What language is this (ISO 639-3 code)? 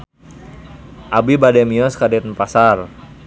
sun